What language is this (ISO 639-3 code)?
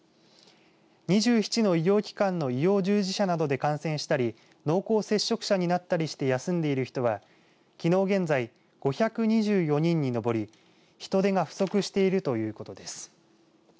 jpn